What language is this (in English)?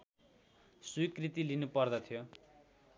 Nepali